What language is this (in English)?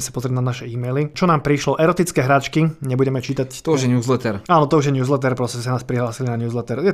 Slovak